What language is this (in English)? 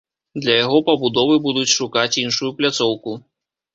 Belarusian